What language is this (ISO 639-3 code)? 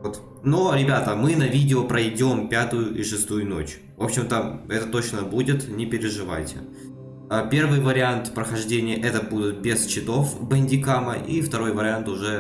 rus